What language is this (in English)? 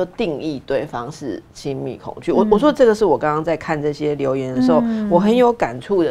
Chinese